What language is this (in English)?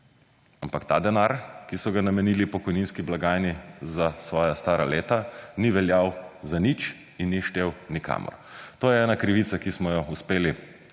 Slovenian